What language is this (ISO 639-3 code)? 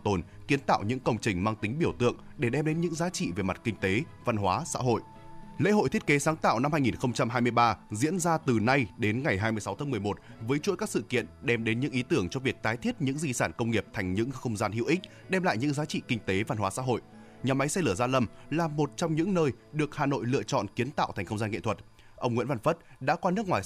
vie